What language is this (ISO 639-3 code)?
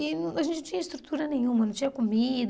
por